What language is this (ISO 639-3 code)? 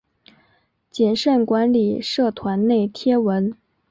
zho